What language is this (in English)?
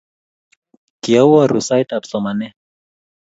Kalenjin